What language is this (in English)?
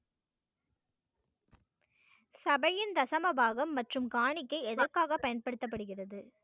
Tamil